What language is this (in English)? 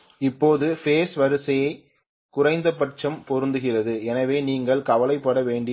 Tamil